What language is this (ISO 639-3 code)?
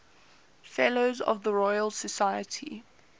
eng